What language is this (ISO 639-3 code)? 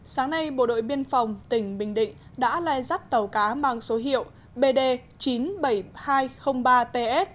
vie